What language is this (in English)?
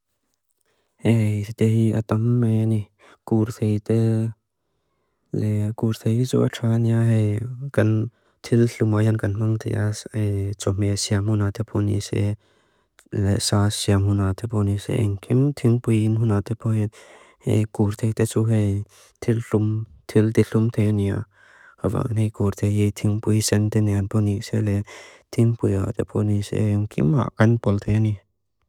Mizo